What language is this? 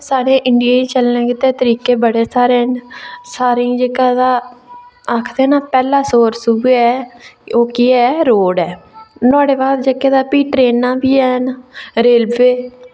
Dogri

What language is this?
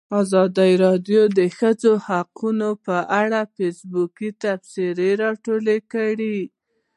Pashto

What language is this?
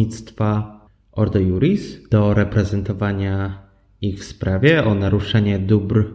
Polish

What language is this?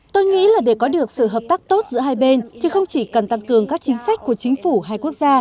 Vietnamese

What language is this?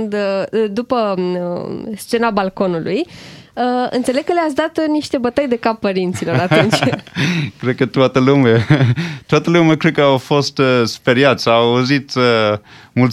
Romanian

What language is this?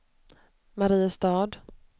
Swedish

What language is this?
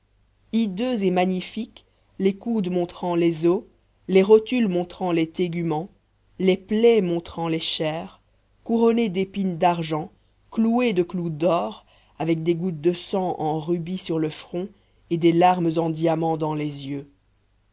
French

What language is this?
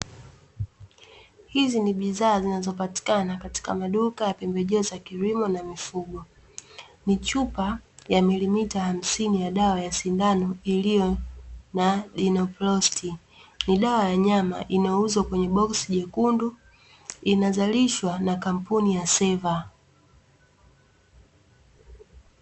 Swahili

